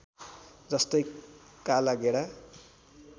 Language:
Nepali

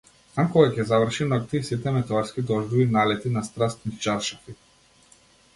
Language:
Macedonian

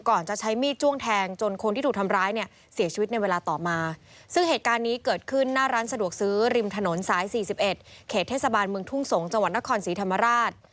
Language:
Thai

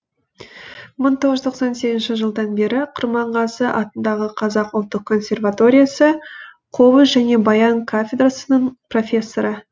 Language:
Kazakh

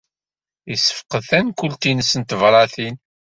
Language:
Kabyle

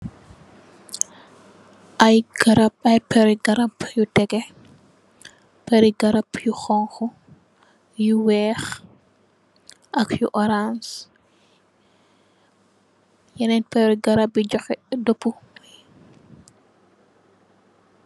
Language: Wolof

